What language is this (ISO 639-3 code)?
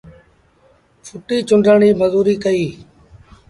sbn